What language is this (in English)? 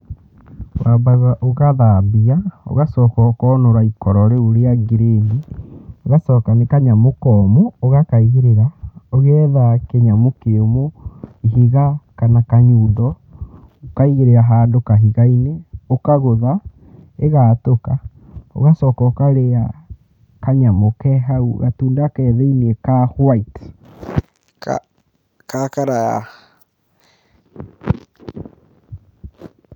Kikuyu